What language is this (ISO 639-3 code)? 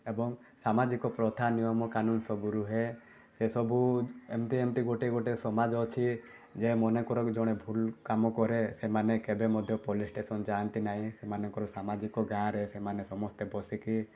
ori